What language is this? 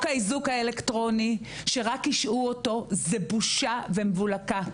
Hebrew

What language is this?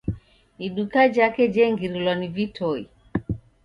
Taita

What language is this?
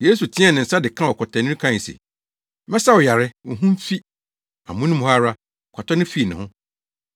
Akan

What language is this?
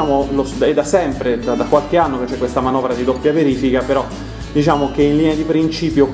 Italian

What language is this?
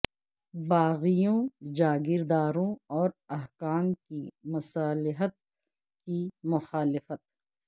Urdu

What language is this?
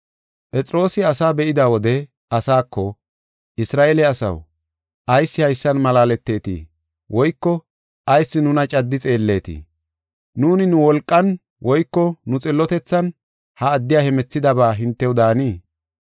Gofa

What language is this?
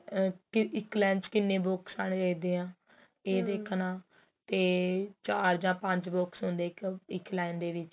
Punjabi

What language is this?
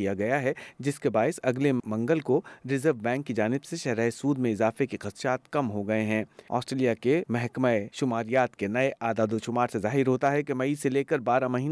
Urdu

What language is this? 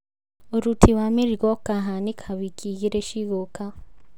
Kikuyu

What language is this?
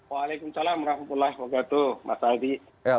Indonesian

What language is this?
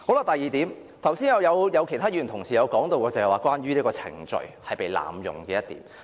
Cantonese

